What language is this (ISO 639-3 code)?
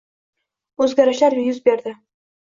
uzb